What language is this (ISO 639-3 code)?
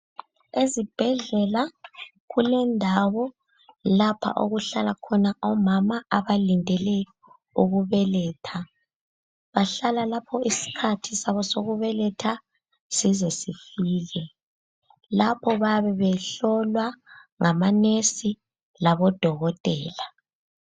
nde